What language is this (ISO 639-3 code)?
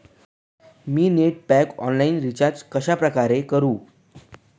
mar